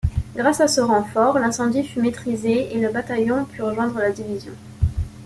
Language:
French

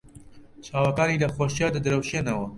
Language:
Central Kurdish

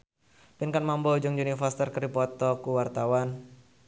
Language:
Sundanese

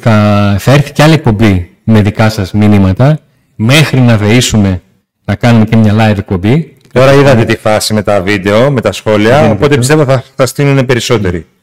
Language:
Greek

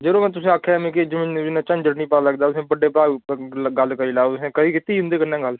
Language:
Dogri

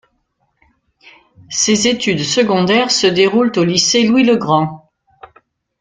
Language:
French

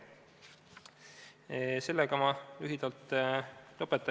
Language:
Estonian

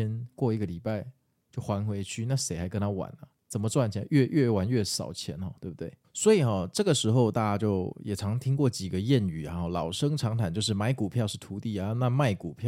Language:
Chinese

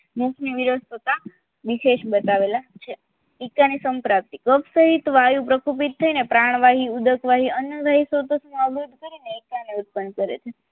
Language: Gujarati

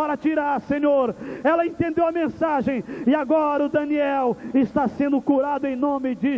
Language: Portuguese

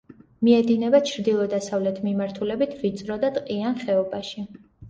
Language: Georgian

